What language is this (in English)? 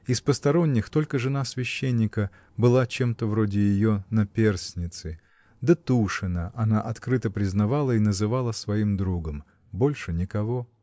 Russian